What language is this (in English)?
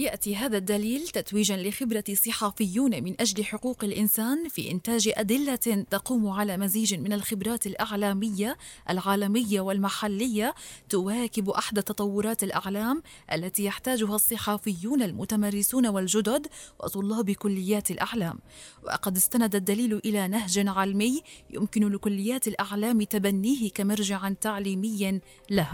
Arabic